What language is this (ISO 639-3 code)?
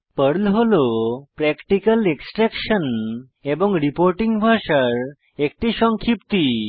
ben